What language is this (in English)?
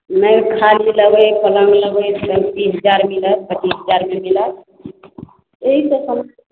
Maithili